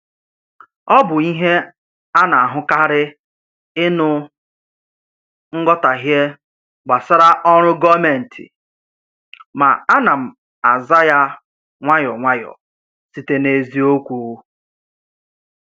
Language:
Igbo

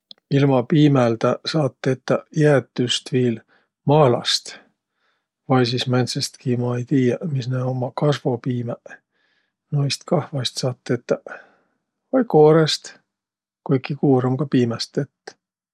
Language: Võro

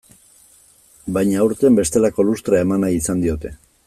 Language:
Basque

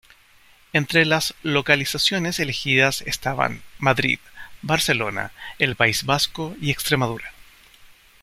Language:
Spanish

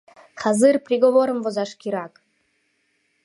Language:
Mari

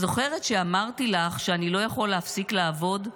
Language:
Hebrew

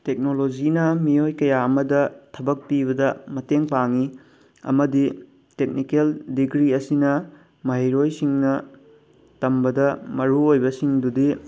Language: Manipuri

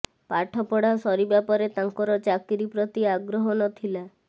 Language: Odia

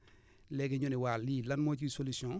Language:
Wolof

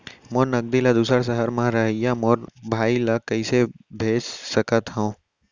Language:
Chhattisgarhi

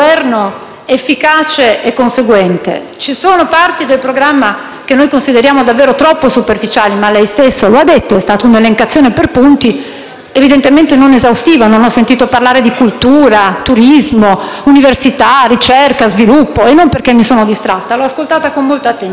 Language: Italian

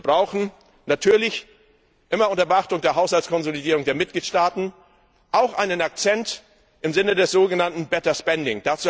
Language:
German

